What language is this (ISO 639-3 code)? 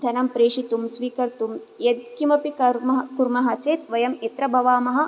san